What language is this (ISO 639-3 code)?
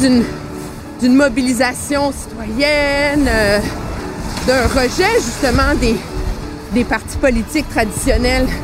fra